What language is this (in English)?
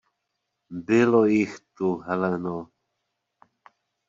Czech